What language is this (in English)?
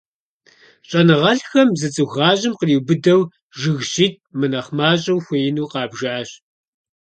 Kabardian